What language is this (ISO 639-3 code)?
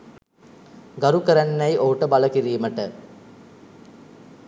sin